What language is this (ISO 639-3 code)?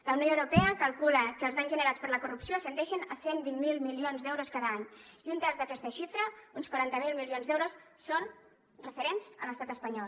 cat